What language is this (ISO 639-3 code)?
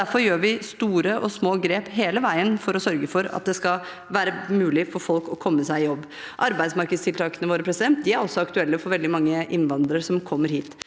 nor